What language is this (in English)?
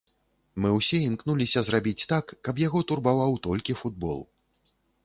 Belarusian